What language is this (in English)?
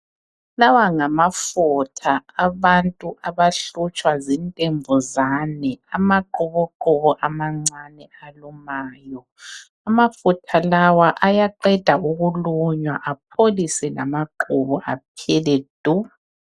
North Ndebele